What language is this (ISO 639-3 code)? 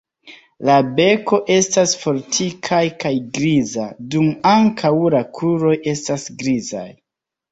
epo